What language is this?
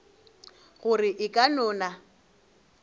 Northern Sotho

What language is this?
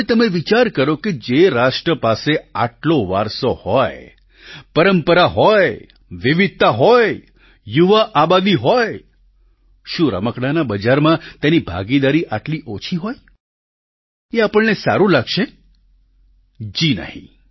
Gujarati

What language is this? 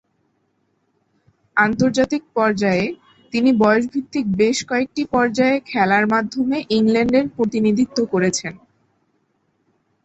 Bangla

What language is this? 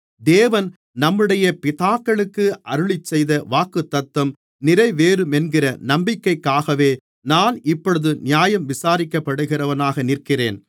Tamil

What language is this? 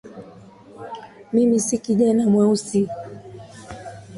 Swahili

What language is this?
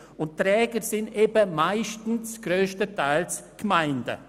Swiss German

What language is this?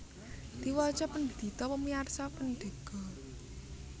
Javanese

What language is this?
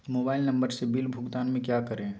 Magahi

